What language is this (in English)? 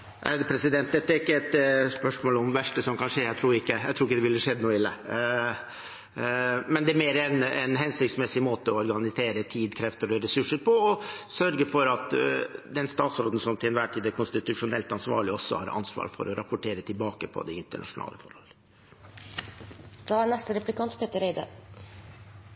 Norwegian